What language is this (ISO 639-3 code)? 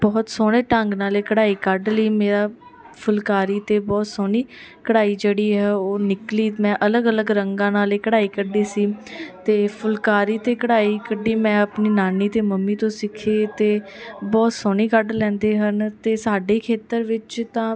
pan